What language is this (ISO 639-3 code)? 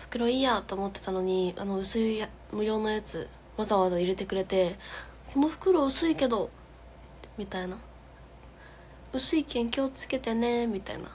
jpn